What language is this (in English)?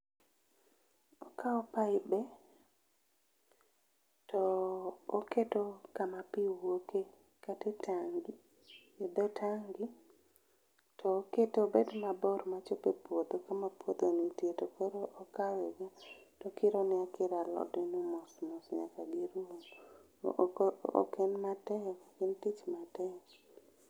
Luo (Kenya and Tanzania)